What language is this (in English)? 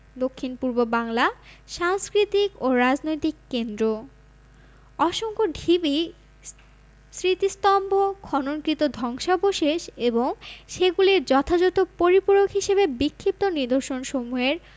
Bangla